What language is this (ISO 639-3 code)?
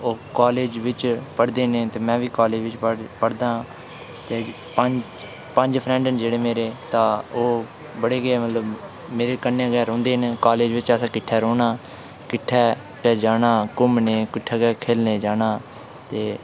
doi